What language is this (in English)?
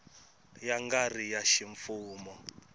Tsonga